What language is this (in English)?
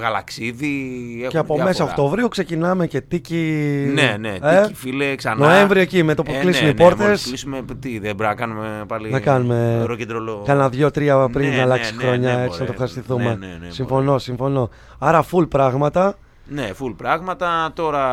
Greek